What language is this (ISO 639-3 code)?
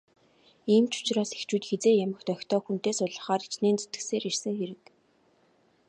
mon